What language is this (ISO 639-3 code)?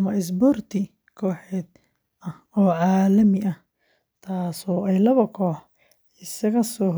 som